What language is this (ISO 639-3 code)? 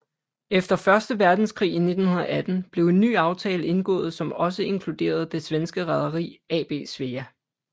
dan